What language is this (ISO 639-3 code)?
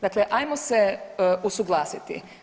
hrv